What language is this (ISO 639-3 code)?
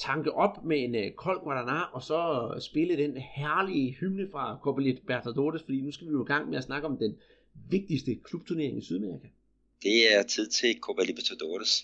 dan